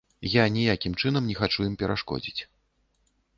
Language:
Belarusian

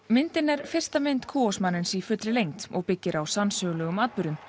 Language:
Icelandic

